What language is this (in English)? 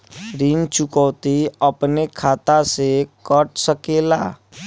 Bhojpuri